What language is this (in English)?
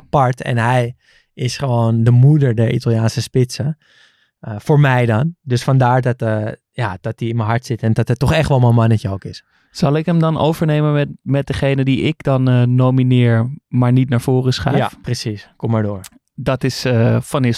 Dutch